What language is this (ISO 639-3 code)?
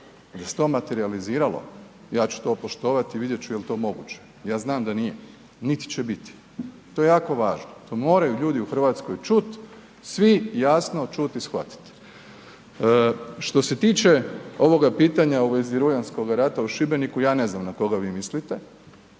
hrv